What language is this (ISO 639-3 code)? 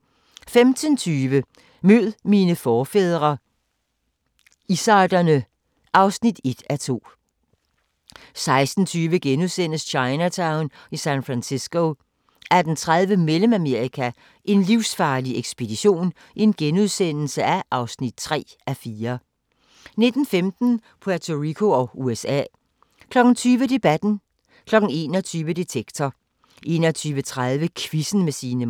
dan